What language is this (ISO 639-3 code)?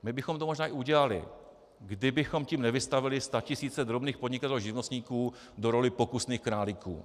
ces